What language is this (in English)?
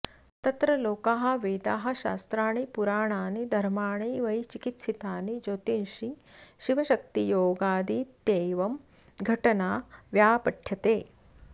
Sanskrit